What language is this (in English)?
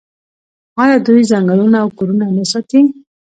Pashto